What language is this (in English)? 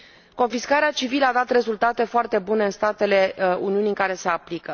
Romanian